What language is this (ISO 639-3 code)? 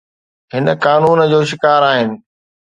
snd